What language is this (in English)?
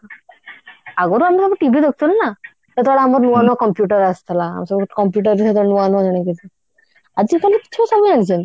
Odia